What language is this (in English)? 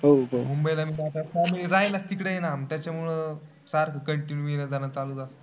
Marathi